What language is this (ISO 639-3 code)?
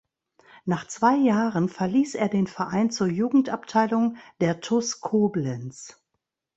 deu